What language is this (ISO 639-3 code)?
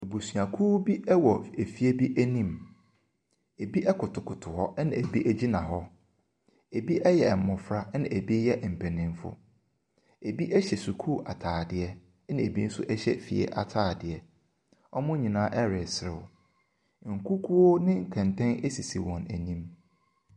aka